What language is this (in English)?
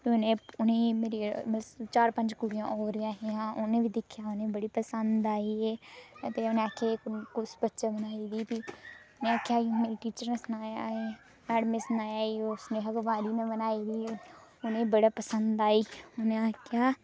Dogri